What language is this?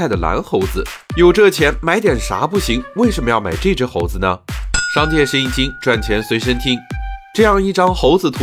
Chinese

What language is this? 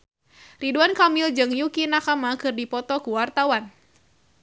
Sundanese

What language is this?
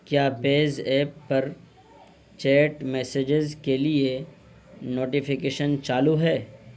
Urdu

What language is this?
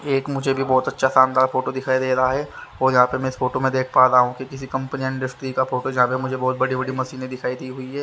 Hindi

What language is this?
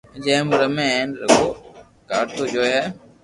Loarki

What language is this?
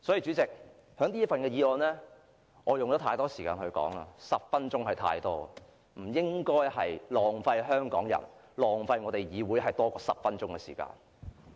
Cantonese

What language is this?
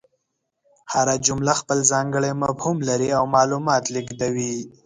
Pashto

